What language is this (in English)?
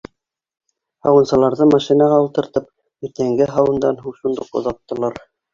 Bashkir